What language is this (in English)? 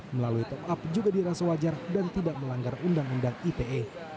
Indonesian